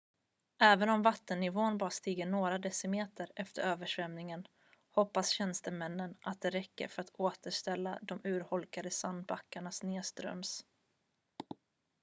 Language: Swedish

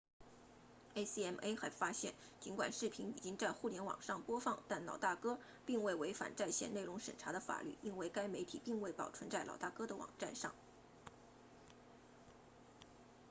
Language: Chinese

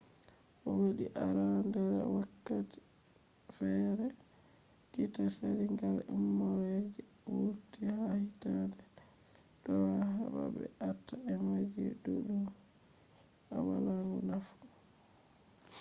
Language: Fula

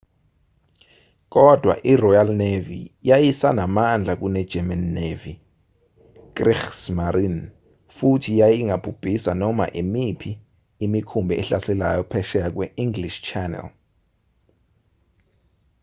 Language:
Zulu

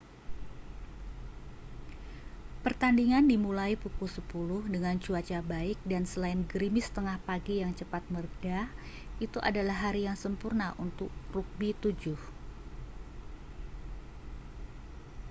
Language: Indonesian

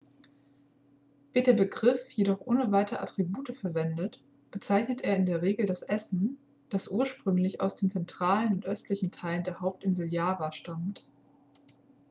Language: German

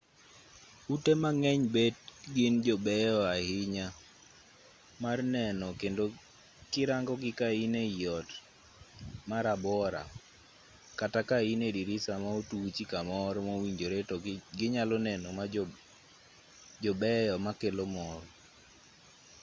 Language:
Luo (Kenya and Tanzania)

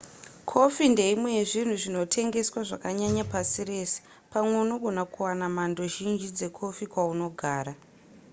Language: Shona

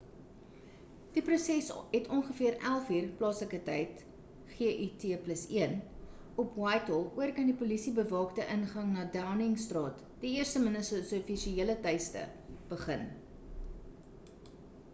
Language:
Afrikaans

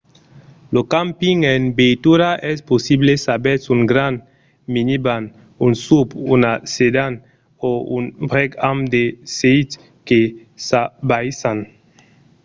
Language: Occitan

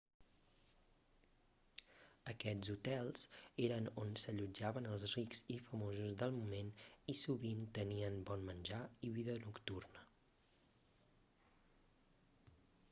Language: Catalan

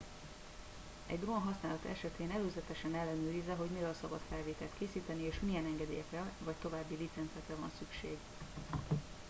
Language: Hungarian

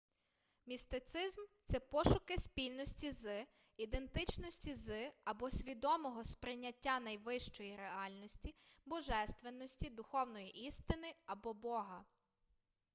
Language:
Ukrainian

